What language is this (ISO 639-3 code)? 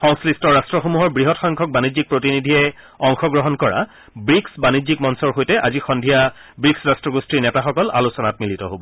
asm